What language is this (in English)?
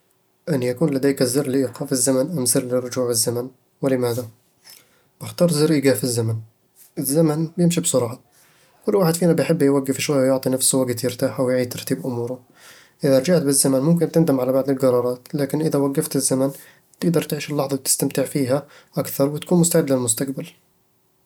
Eastern Egyptian Bedawi Arabic